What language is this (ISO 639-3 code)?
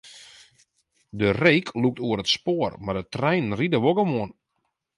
fry